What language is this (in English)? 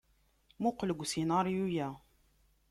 Kabyle